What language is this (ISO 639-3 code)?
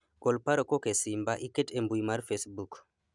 luo